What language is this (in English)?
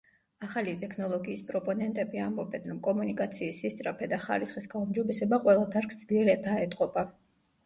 Georgian